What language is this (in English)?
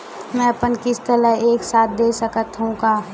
Chhattisgarhi